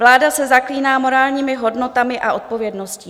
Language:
Czech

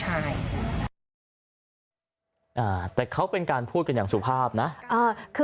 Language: Thai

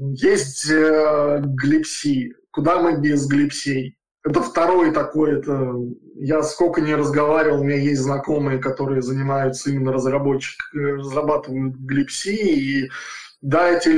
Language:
Russian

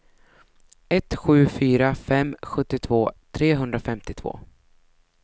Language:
Swedish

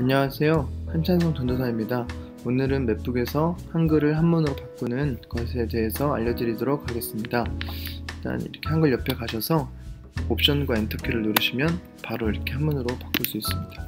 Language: Korean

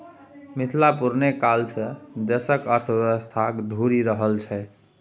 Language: Maithili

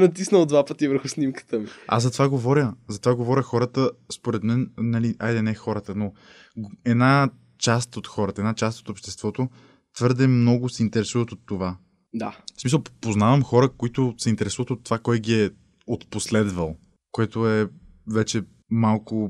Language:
Bulgarian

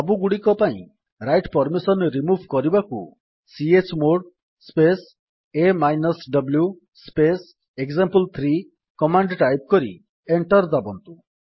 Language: Odia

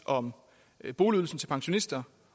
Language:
Danish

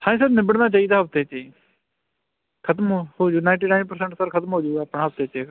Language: Punjabi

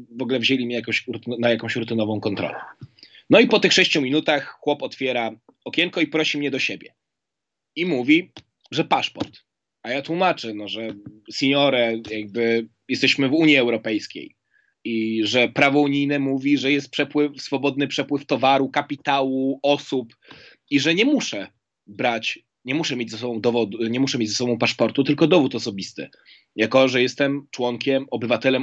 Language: Polish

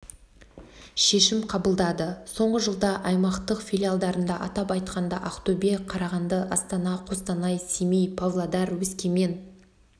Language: Kazakh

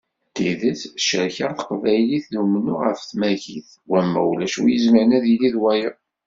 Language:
Kabyle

